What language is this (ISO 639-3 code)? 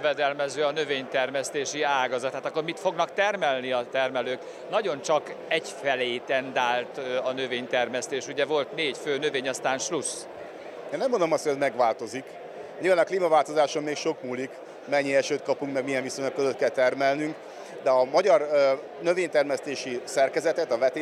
hun